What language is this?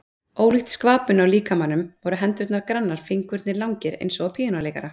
Icelandic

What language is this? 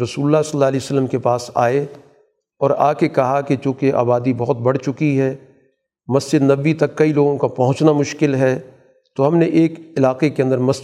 Urdu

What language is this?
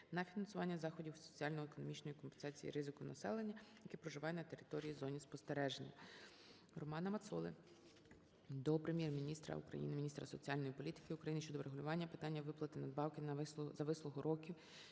Ukrainian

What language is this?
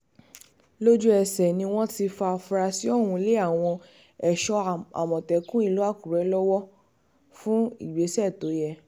Yoruba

